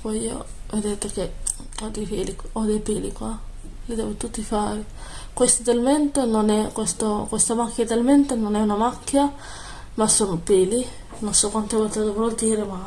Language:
Italian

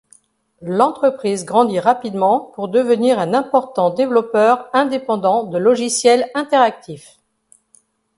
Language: French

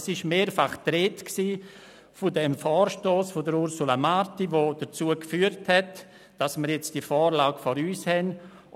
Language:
Swiss German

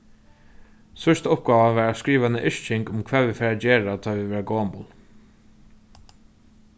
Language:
Faroese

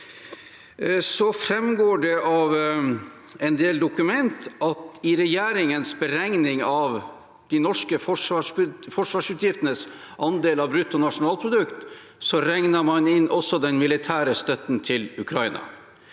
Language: Norwegian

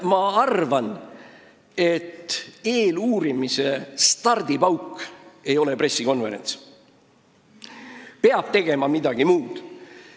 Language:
Estonian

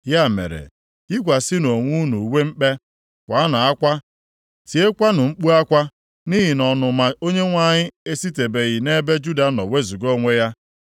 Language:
Igbo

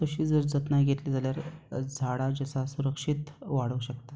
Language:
Konkani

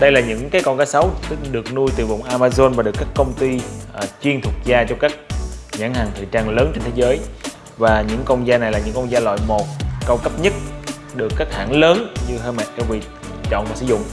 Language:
Vietnamese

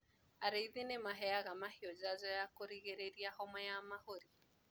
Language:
Kikuyu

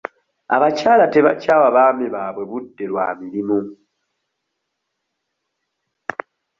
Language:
Ganda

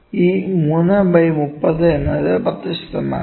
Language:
Malayalam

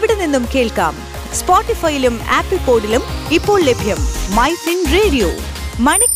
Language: Malayalam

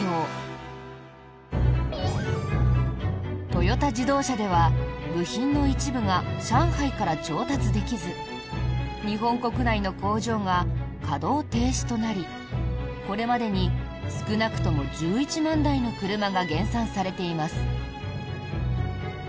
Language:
Japanese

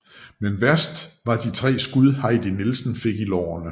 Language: Danish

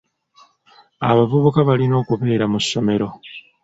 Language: Ganda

